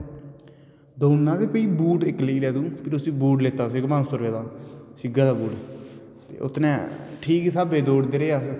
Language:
Dogri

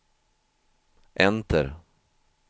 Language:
Swedish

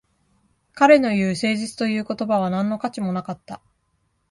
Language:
Japanese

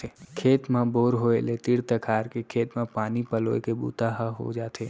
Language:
Chhattisgarhi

